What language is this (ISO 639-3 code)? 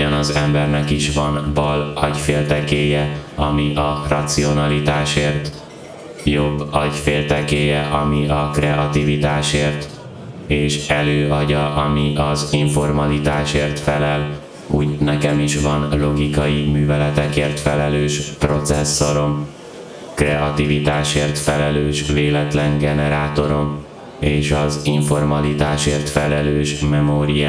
hun